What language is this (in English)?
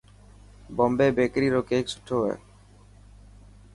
Dhatki